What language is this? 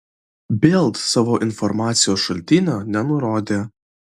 Lithuanian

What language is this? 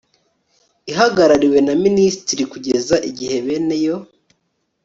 Kinyarwanda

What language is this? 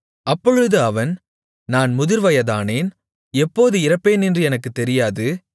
Tamil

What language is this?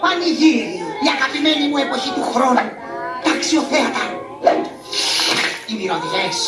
Greek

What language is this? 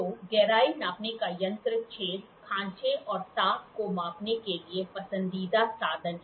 Hindi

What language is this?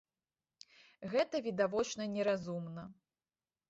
Belarusian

